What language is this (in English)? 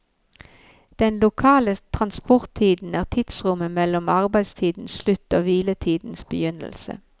Norwegian